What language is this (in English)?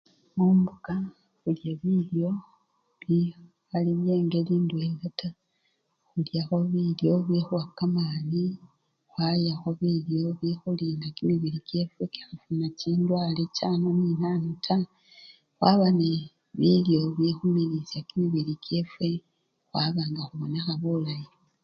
Luyia